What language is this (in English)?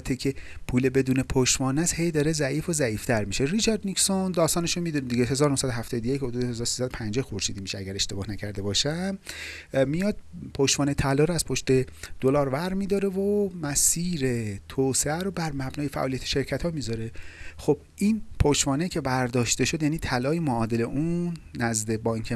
Persian